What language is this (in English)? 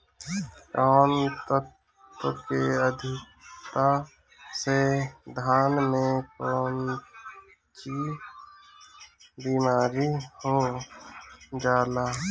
Bhojpuri